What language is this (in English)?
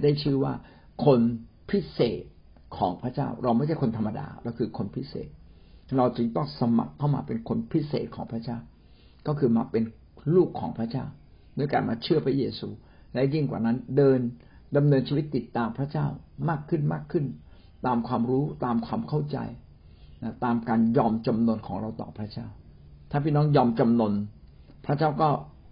Thai